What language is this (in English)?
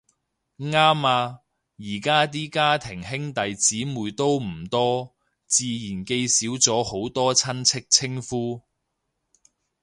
Cantonese